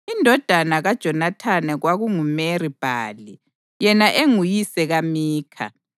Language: North Ndebele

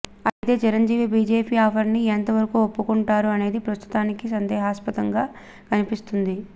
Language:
Telugu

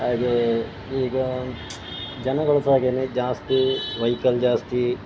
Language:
Kannada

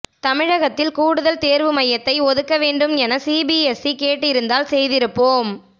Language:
Tamil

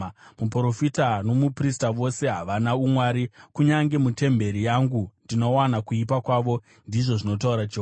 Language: Shona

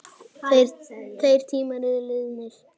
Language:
Icelandic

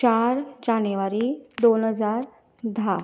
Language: Konkani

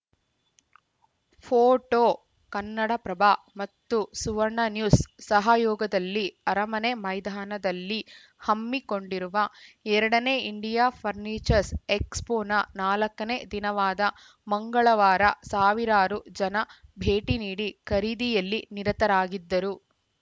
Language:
Kannada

